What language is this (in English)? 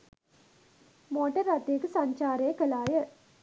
Sinhala